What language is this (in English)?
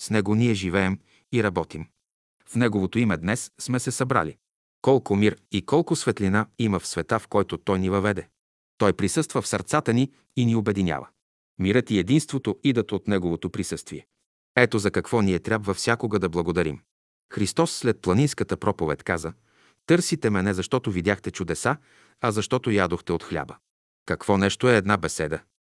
Bulgarian